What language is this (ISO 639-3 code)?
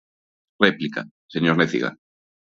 glg